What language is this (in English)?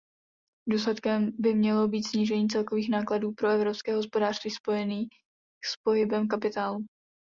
Czech